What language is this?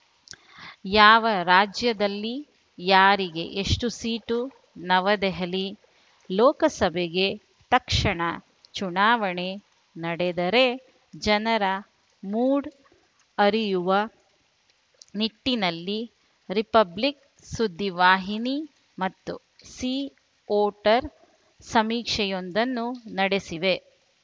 Kannada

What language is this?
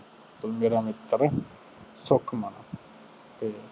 Punjabi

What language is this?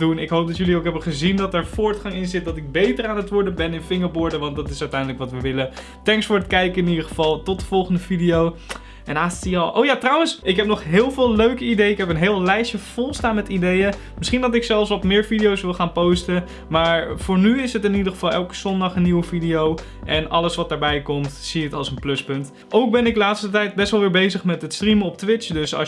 Dutch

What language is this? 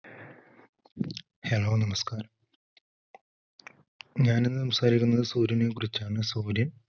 Malayalam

